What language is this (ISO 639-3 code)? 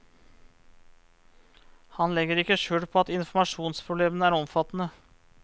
nor